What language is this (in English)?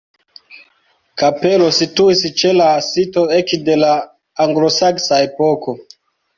Esperanto